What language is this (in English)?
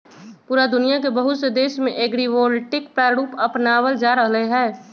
Magahi